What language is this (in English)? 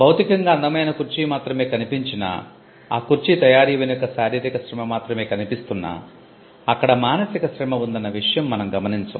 Telugu